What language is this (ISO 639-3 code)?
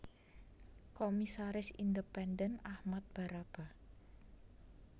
jav